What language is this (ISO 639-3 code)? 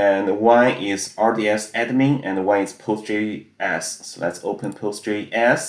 eng